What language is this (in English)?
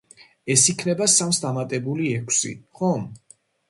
Georgian